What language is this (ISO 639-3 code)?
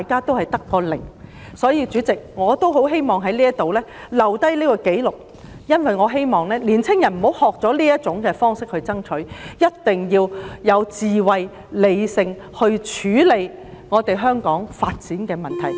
yue